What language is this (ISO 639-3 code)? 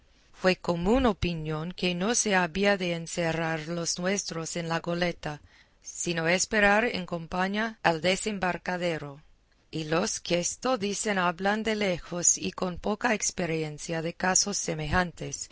spa